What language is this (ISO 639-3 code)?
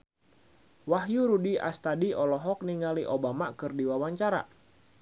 sun